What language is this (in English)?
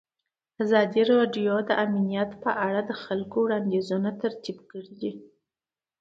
Pashto